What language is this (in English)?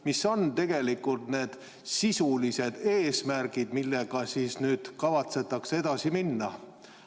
Estonian